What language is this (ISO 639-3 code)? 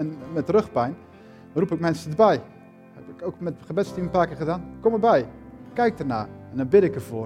nld